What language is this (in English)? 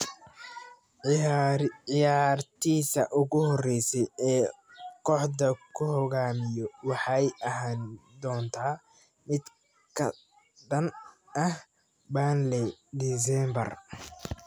Somali